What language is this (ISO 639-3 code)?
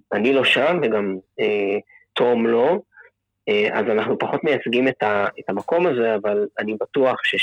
heb